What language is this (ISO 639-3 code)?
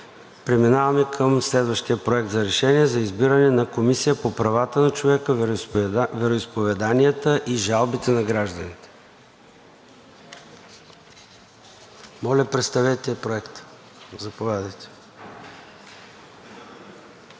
bul